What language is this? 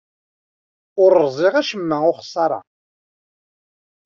Kabyle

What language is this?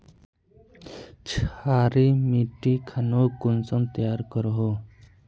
Magahi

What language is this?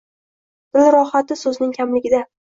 Uzbek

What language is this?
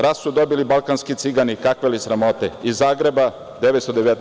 Serbian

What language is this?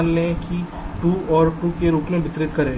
Hindi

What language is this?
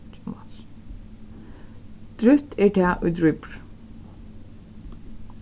Faroese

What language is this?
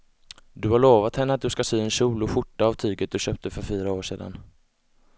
Swedish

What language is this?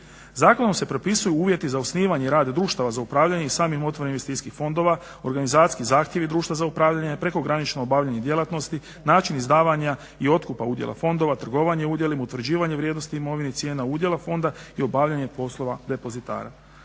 Croatian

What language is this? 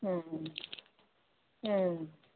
Manipuri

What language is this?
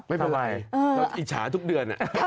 Thai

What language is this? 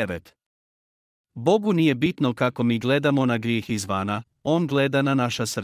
Croatian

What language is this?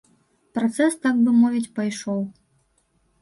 Belarusian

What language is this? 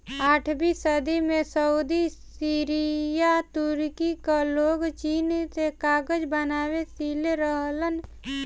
Bhojpuri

